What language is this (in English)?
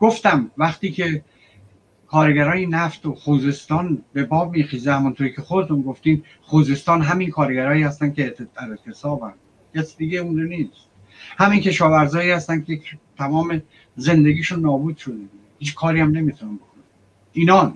Persian